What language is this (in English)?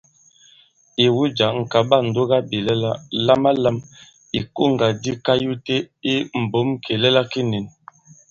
Bankon